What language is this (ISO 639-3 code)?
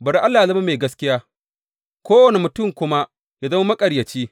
hau